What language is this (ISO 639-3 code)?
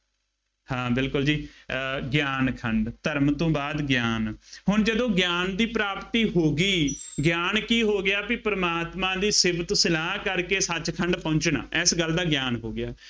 pan